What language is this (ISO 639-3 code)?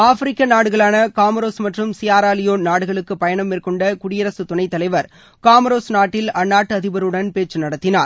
tam